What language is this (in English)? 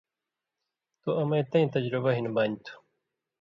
Indus Kohistani